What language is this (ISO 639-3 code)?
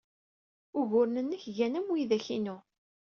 kab